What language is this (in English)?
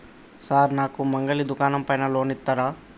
Telugu